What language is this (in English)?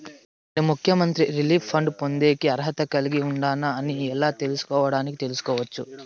Telugu